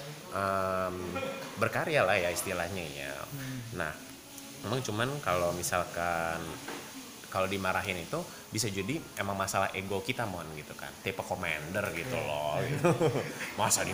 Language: Indonesian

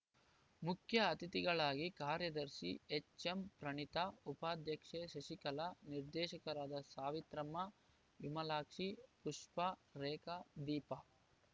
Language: Kannada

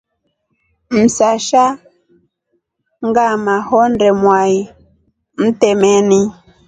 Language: Rombo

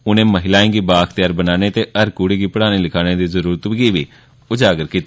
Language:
Dogri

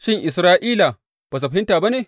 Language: Hausa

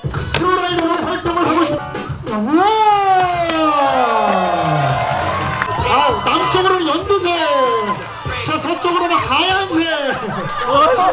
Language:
Korean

